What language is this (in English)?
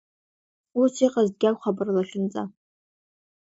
Abkhazian